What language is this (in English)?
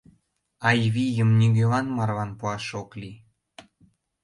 Mari